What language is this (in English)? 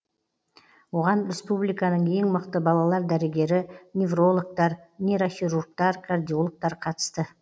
Kazakh